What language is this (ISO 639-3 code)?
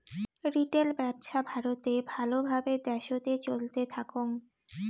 ben